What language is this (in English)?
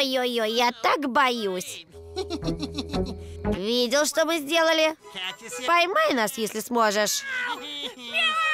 Russian